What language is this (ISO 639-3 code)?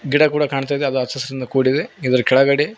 kan